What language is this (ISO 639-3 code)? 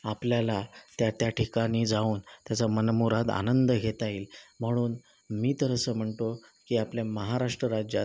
mar